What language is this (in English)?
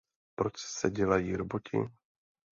Czech